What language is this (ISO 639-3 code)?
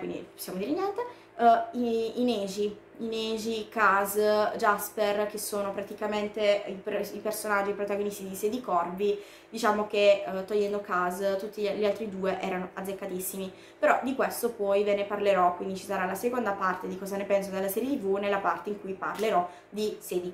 ita